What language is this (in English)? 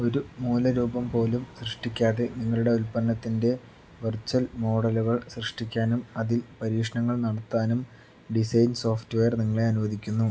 Malayalam